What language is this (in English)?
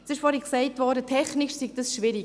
Swiss German